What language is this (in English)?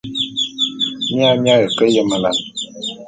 Bulu